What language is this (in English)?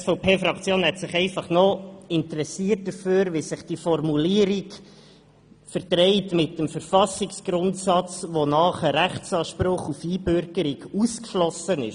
Swiss German